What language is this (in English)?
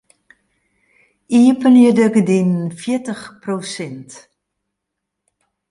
Western Frisian